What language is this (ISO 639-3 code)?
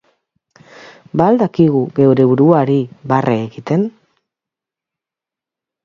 eus